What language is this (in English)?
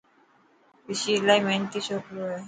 Dhatki